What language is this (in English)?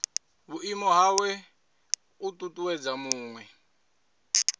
Venda